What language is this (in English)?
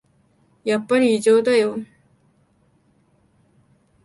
Japanese